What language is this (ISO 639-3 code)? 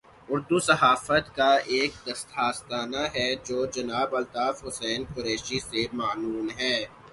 urd